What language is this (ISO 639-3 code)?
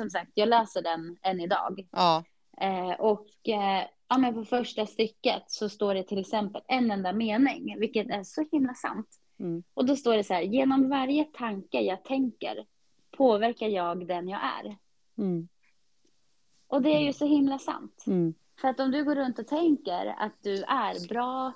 swe